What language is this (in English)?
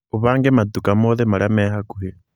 Kikuyu